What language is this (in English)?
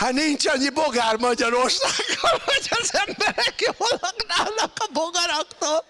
Hungarian